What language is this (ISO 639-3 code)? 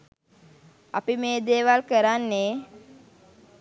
sin